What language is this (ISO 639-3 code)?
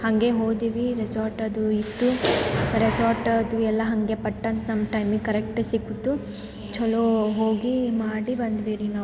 kan